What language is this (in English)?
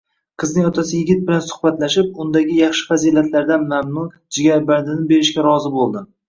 Uzbek